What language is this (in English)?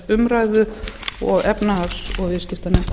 Icelandic